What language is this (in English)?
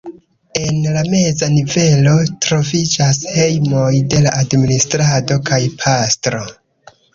Esperanto